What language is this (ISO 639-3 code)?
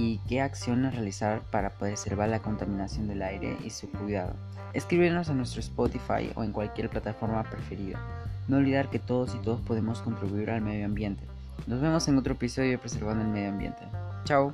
spa